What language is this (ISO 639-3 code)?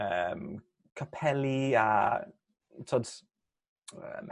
cym